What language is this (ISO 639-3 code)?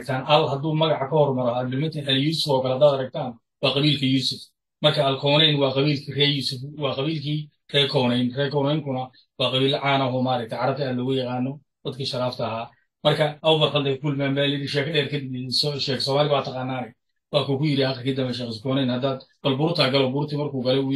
ara